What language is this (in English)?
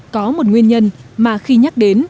Vietnamese